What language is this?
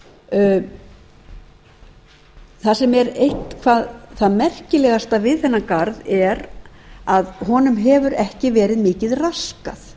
Icelandic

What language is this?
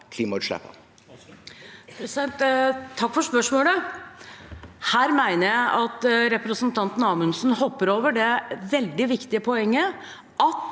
Norwegian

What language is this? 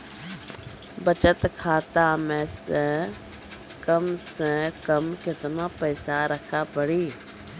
Maithili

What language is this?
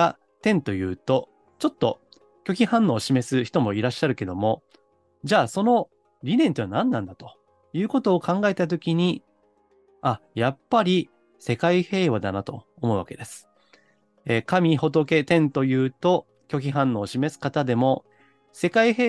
Japanese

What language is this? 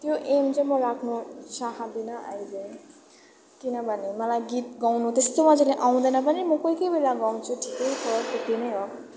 Nepali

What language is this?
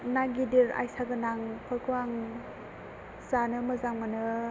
Bodo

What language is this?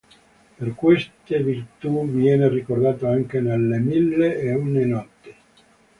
Italian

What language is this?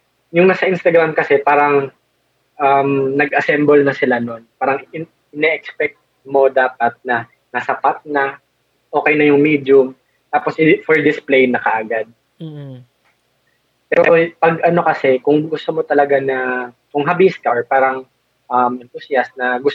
Filipino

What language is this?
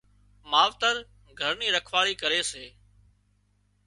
Wadiyara Koli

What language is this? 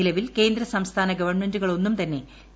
Malayalam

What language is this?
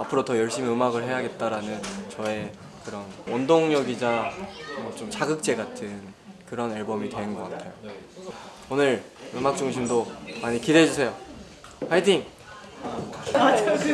Korean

